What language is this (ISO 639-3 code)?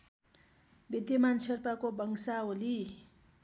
nep